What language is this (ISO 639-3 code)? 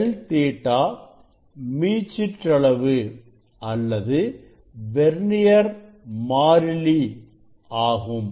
tam